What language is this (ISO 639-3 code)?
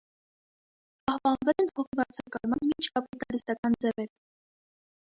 hye